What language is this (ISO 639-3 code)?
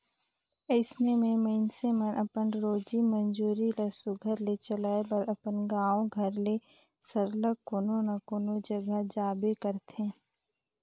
hne